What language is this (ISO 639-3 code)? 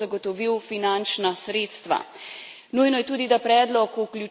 slv